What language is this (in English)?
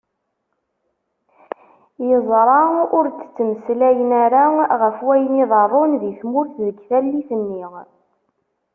Kabyle